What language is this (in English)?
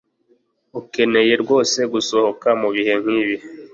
Kinyarwanda